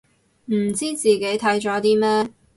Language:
Cantonese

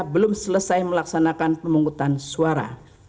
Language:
Indonesian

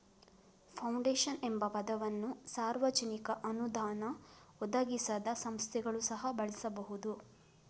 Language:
Kannada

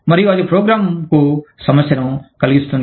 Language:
Telugu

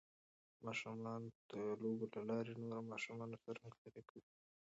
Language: Pashto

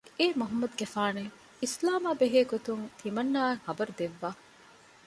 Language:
Divehi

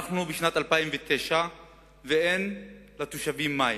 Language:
Hebrew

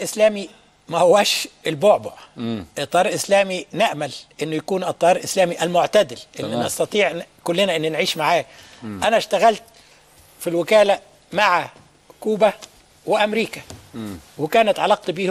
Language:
Arabic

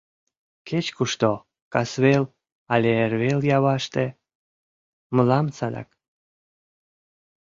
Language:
Mari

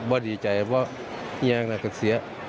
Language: Thai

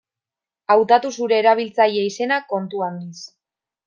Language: Basque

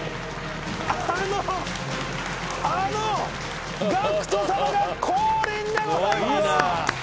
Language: Japanese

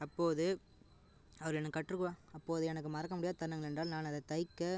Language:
Tamil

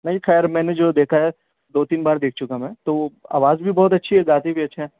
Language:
Urdu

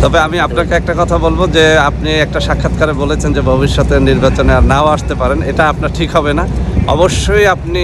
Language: Arabic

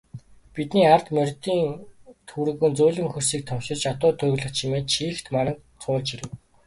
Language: Mongolian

